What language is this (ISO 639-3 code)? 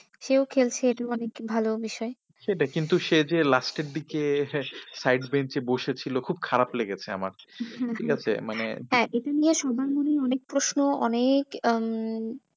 ben